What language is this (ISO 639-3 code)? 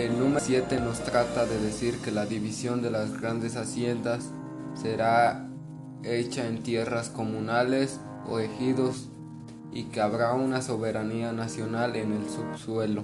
spa